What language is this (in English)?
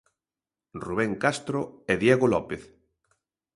Galician